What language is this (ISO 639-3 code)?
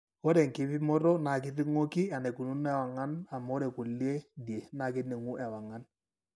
mas